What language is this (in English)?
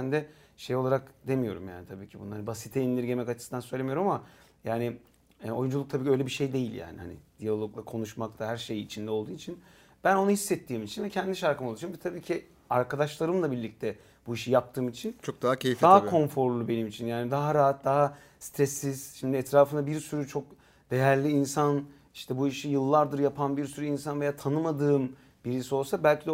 Turkish